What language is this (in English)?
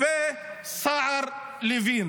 Hebrew